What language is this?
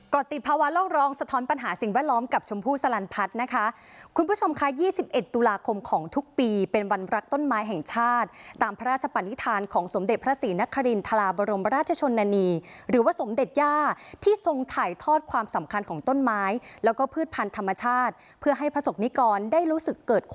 Thai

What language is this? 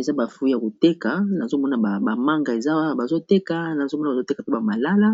Lingala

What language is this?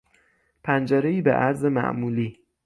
Persian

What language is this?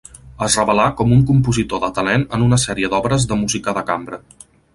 Catalan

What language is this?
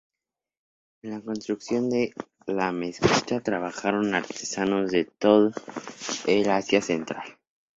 Spanish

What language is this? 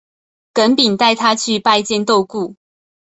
Chinese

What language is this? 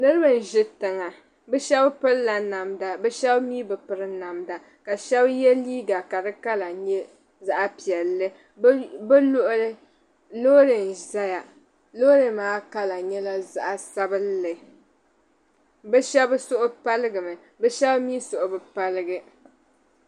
Dagbani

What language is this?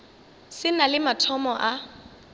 Northern Sotho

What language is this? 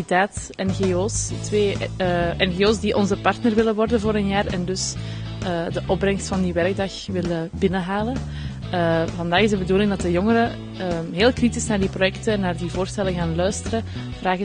Dutch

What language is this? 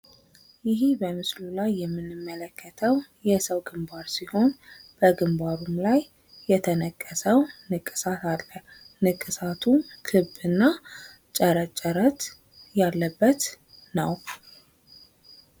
Amharic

